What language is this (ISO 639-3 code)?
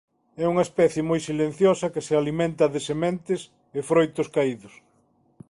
glg